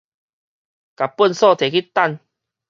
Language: Min Nan Chinese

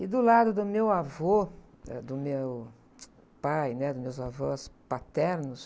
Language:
Portuguese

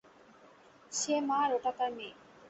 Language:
Bangla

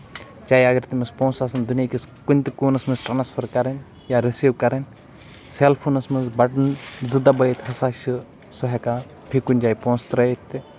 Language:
Kashmiri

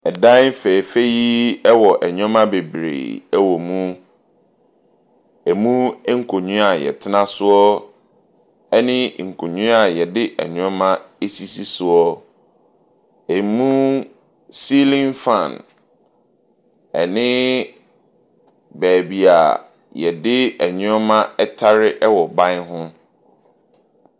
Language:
Akan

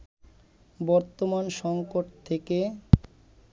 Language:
Bangla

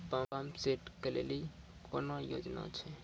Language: Maithili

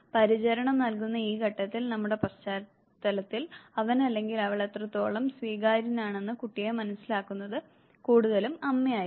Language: Malayalam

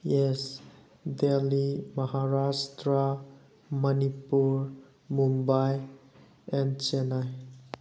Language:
Manipuri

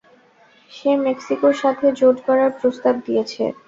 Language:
Bangla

